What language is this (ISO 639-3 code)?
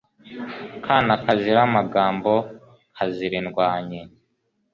kin